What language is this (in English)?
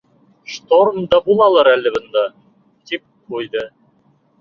Bashkir